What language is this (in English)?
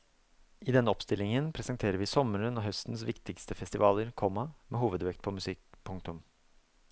Norwegian